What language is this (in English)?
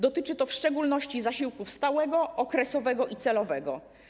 Polish